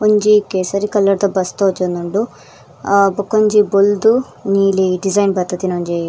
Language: Tulu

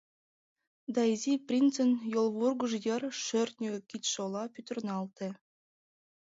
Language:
Mari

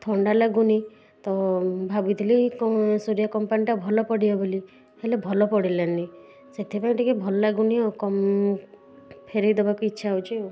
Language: Odia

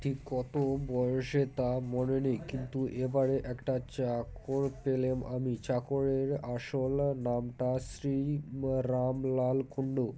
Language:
Bangla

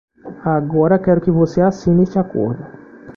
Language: Portuguese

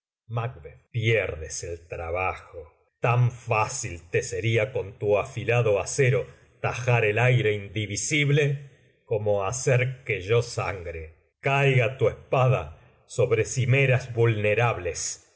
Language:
Spanish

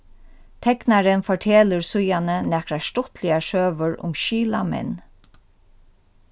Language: Faroese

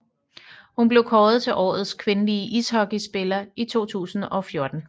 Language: Danish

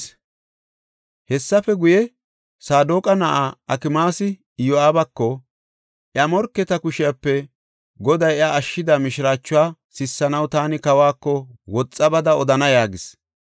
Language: Gofa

